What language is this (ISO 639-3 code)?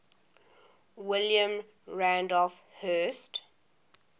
eng